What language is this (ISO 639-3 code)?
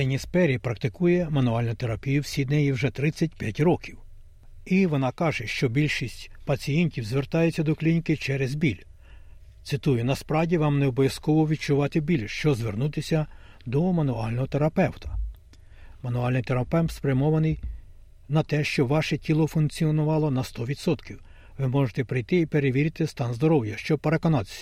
ukr